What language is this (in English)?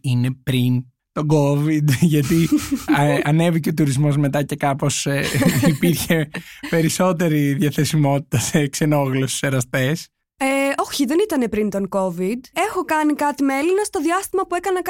Greek